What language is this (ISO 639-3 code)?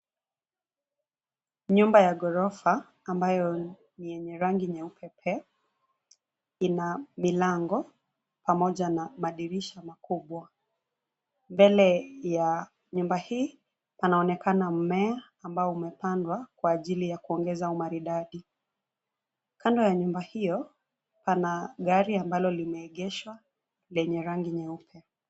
swa